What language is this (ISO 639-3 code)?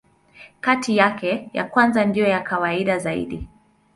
swa